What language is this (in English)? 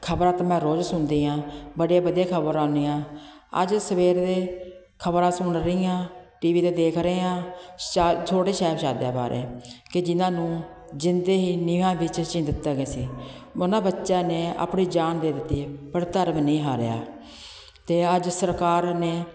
Punjabi